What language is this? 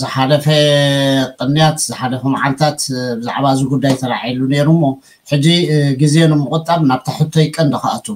Arabic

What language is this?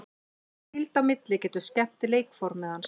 Icelandic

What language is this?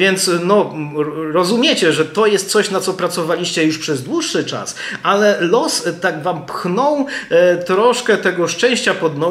Polish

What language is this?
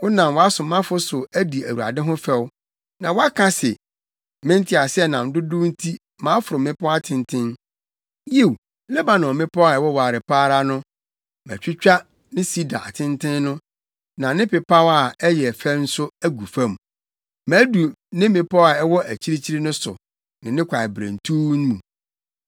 Akan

